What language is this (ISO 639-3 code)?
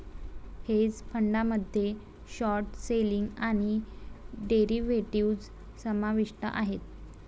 mar